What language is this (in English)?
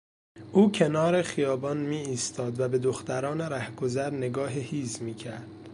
Persian